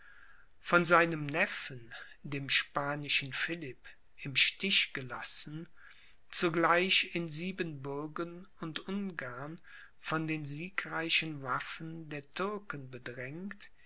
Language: German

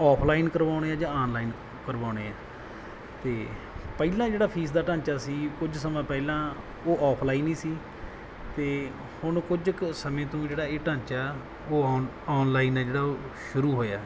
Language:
Punjabi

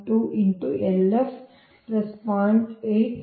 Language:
Kannada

